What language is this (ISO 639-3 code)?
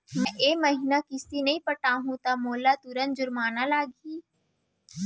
hne